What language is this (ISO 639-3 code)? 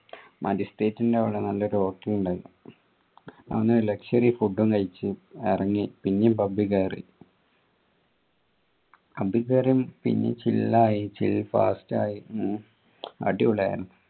mal